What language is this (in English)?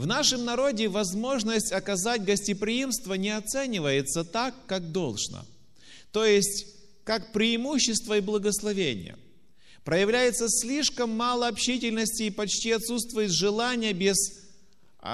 Russian